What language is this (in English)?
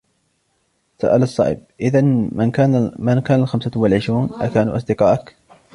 Arabic